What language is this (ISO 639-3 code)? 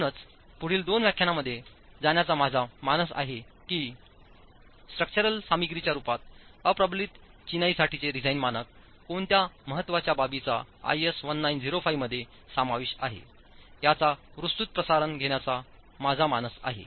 mar